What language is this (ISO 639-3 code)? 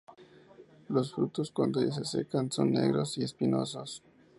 spa